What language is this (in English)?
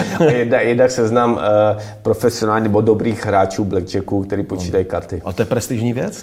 Czech